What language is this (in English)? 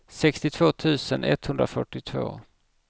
Swedish